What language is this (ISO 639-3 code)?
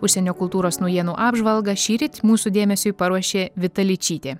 lit